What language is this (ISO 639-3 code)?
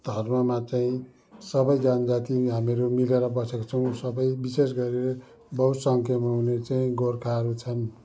nep